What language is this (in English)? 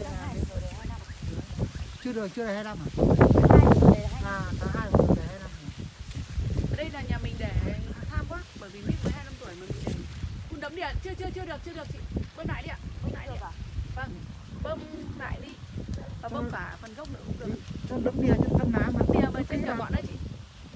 Vietnamese